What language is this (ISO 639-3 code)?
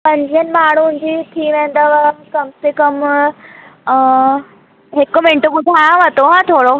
snd